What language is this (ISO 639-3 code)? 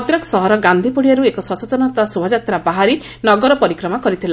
ori